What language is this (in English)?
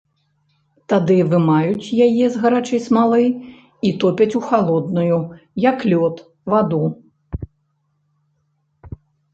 Belarusian